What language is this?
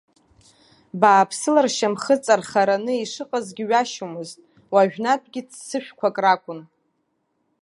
Abkhazian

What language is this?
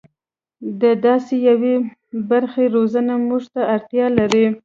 Pashto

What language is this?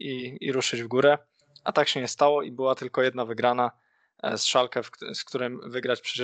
Polish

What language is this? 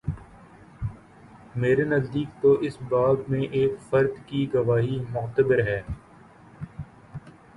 Urdu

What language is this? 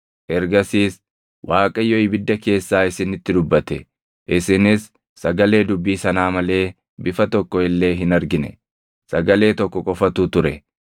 Oromo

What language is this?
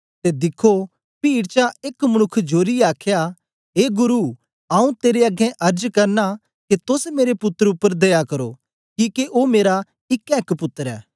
Dogri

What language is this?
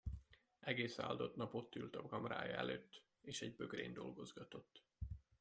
Hungarian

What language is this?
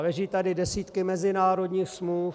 Czech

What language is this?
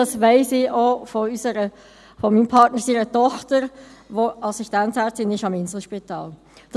Swiss German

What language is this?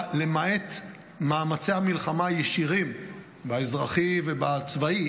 Hebrew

